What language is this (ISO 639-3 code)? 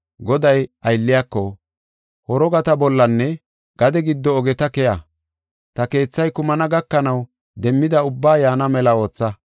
gof